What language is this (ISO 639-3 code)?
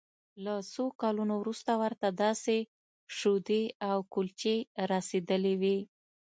pus